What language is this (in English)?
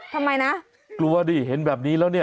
Thai